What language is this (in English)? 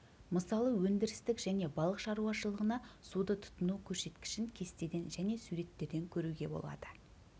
Kazakh